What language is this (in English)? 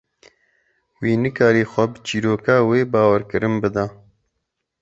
Kurdish